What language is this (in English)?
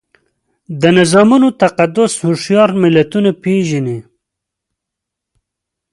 Pashto